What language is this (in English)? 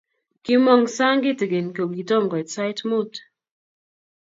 Kalenjin